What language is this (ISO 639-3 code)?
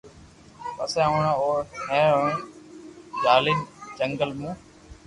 lrk